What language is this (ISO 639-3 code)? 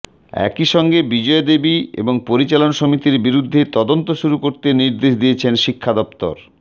ben